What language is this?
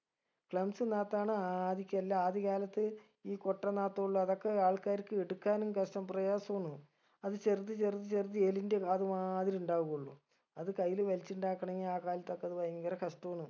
Malayalam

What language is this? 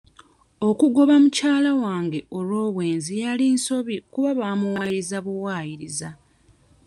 Ganda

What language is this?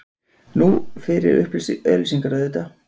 Icelandic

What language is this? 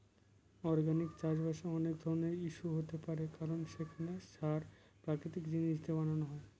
Bangla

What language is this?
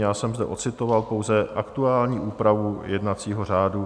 Czech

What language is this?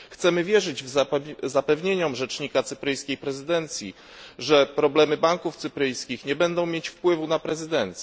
Polish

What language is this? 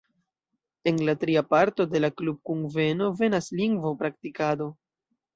Esperanto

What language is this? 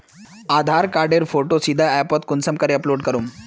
Magahi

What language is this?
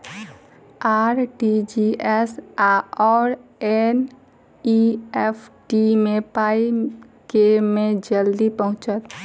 Maithili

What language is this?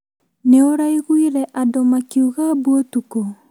Kikuyu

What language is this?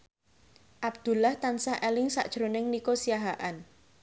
Javanese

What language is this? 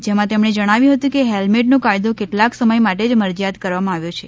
Gujarati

